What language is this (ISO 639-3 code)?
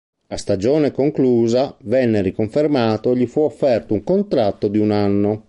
ita